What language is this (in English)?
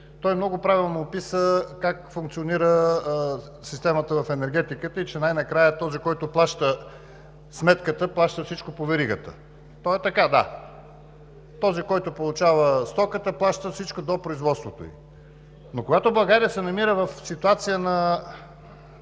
Bulgarian